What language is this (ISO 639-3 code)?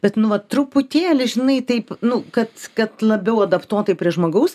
lit